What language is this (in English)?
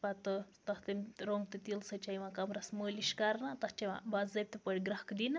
Kashmiri